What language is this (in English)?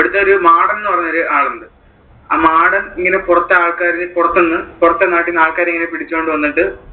Malayalam